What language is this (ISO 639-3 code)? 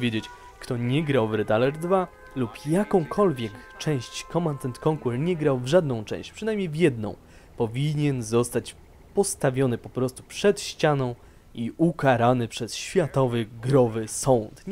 pol